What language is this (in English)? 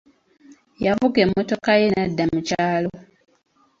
Ganda